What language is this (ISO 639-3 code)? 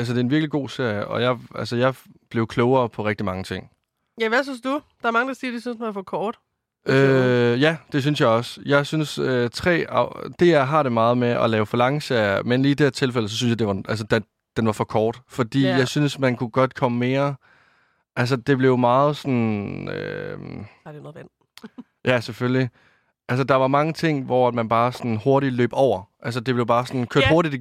dan